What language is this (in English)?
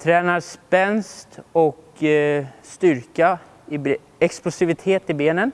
Swedish